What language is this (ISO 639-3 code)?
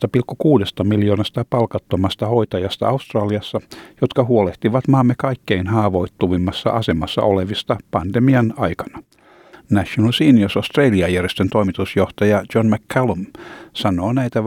fin